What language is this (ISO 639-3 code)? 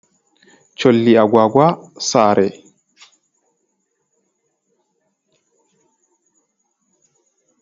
ful